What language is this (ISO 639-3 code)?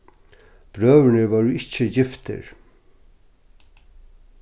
fao